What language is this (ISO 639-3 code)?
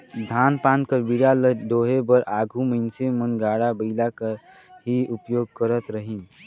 hne